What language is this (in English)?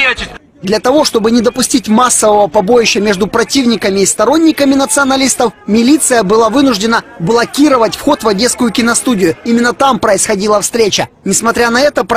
Russian